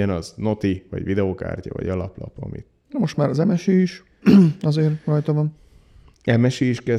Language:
Hungarian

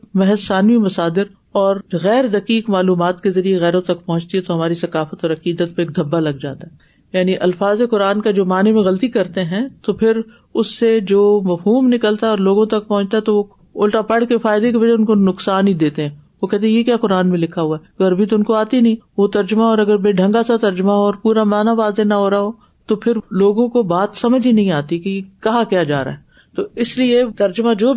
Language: Urdu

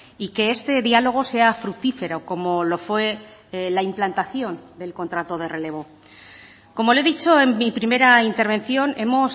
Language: Spanish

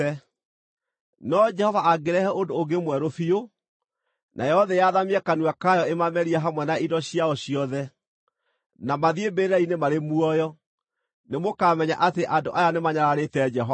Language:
Kikuyu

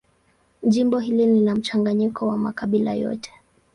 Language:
Swahili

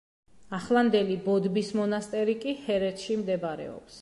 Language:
Georgian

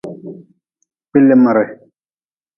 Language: Nawdm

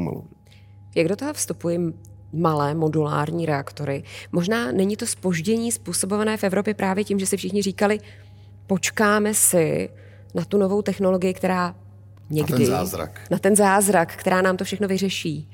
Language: Czech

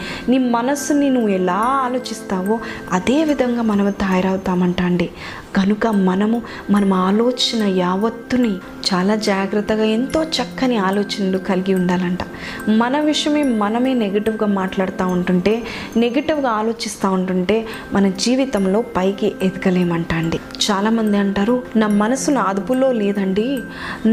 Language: Telugu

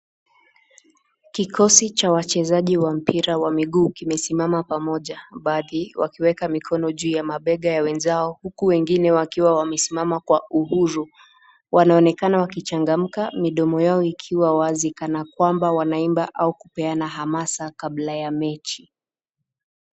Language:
Swahili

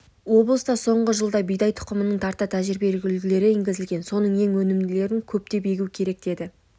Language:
Kazakh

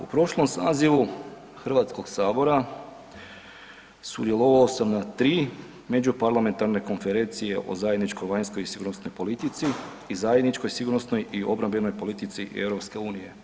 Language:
Croatian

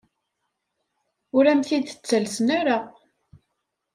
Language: Kabyle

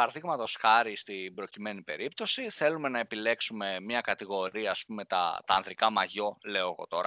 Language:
Greek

